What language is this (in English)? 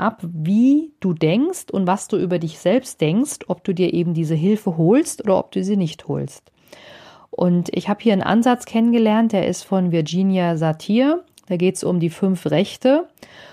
German